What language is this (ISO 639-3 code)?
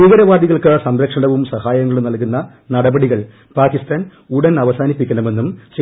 mal